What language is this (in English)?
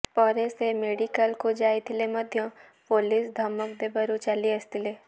Odia